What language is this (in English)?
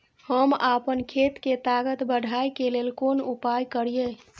Maithili